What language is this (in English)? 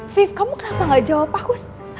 Indonesian